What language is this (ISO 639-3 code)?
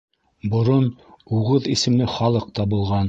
bak